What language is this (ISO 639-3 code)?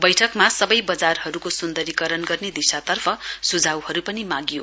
nep